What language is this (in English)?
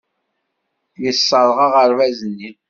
Kabyle